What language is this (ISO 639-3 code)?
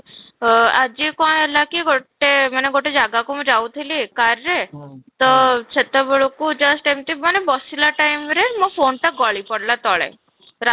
ori